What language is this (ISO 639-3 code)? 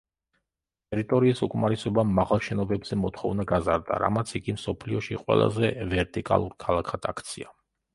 kat